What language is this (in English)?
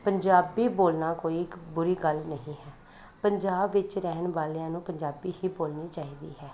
Punjabi